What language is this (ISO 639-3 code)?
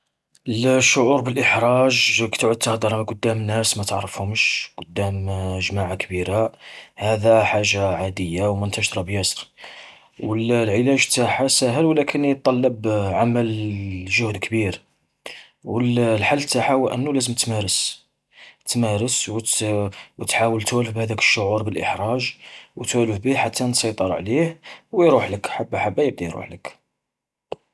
arq